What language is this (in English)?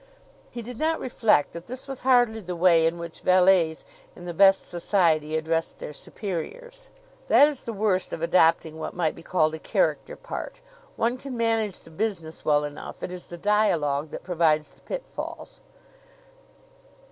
English